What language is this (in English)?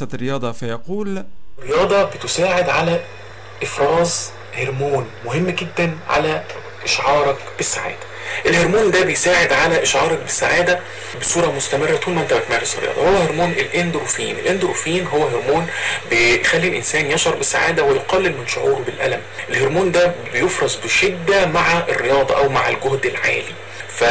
Arabic